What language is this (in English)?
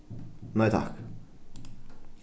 Faroese